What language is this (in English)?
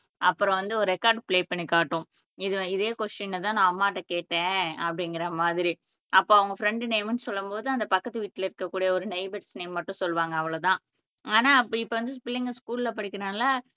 Tamil